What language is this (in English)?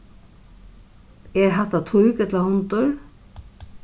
Faroese